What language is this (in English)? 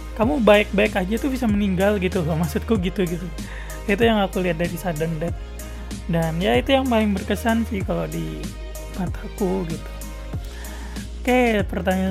Indonesian